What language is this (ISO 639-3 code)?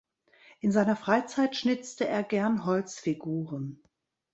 deu